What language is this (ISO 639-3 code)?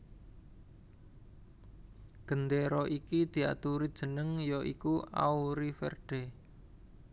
jav